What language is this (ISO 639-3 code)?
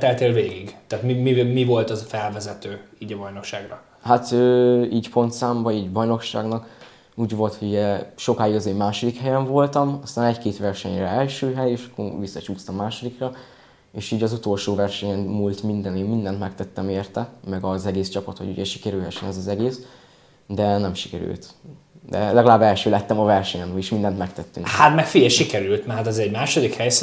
hun